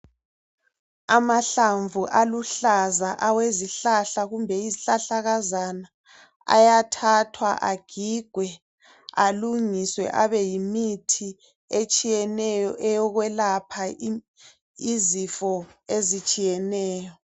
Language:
North Ndebele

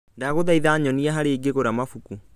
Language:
Kikuyu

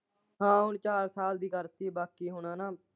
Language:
Punjabi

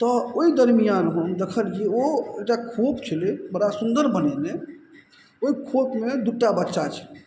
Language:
Maithili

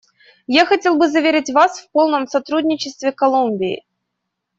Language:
Russian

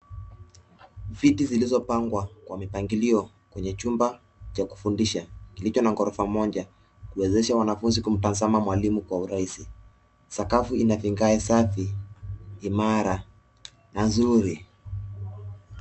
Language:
Swahili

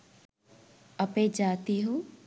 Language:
Sinhala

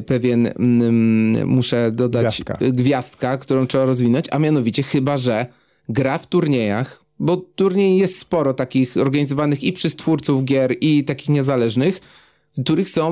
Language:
Polish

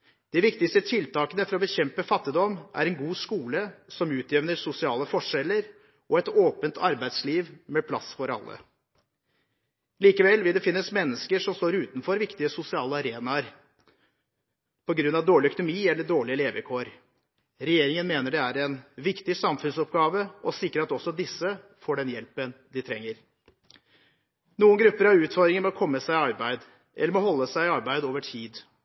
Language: Norwegian Bokmål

